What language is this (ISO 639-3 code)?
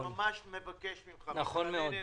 heb